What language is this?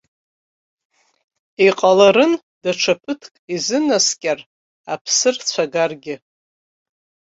Abkhazian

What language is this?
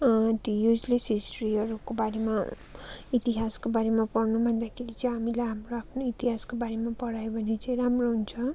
Nepali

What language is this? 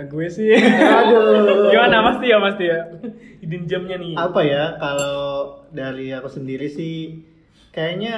Indonesian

